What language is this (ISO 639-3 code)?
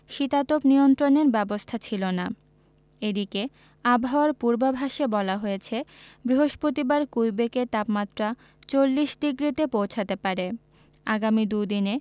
ben